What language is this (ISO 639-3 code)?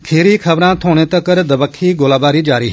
doi